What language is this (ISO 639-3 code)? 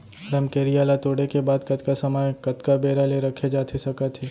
hne